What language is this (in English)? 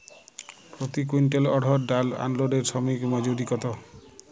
Bangla